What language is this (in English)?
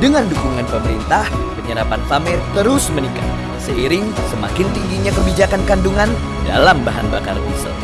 Indonesian